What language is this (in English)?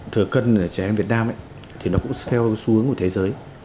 Vietnamese